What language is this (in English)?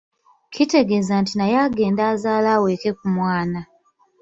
Ganda